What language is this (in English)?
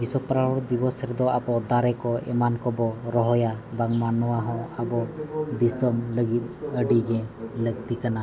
Santali